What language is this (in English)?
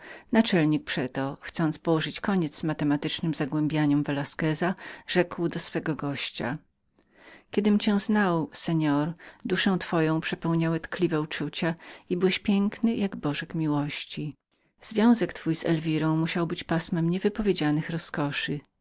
Polish